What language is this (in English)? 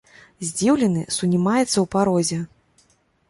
Belarusian